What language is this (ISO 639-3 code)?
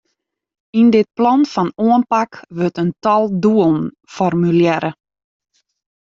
fry